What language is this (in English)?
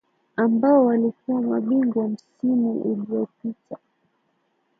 Swahili